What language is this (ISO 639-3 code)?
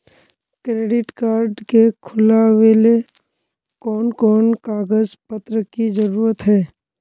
mag